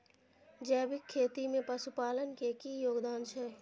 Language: Maithili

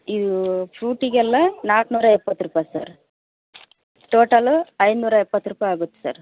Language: Kannada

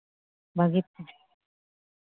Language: Santali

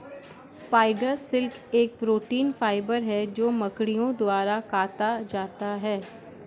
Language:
Hindi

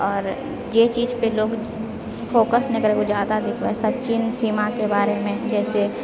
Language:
Maithili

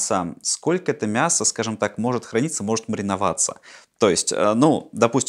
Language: Russian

